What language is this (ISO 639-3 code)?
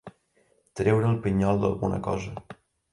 cat